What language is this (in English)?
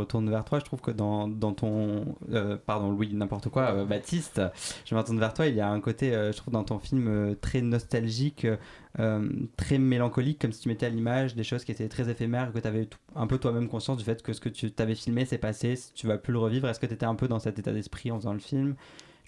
French